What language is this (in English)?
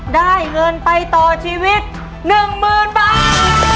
Thai